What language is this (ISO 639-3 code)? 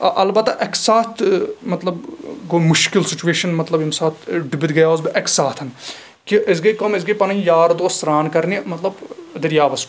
kas